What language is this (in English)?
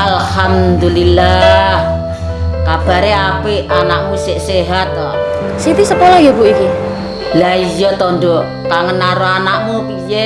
Indonesian